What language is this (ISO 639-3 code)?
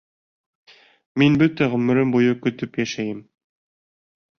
bak